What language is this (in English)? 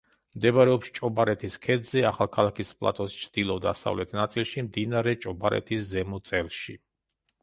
Georgian